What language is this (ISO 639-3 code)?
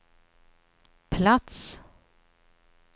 swe